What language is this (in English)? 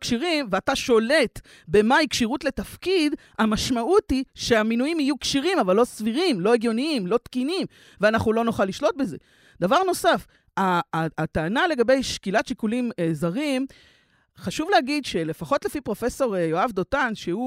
Hebrew